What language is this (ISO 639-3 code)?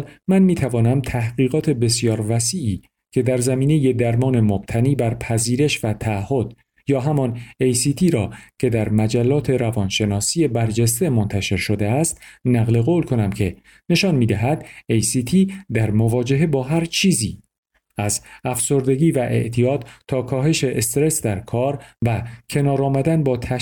fas